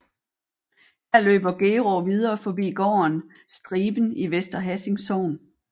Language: Danish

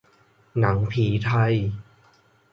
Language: Thai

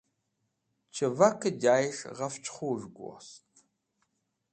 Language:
Wakhi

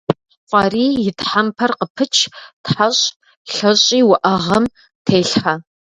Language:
Kabardian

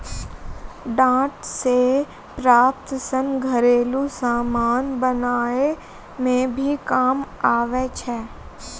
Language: Maithili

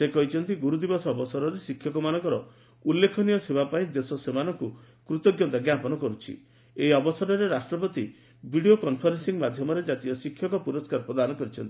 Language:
Odia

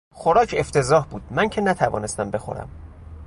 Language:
Persian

